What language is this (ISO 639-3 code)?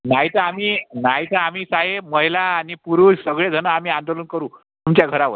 mar